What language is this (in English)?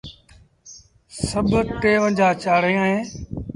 Sindhi Bhil